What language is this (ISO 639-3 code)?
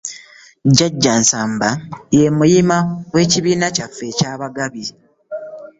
lug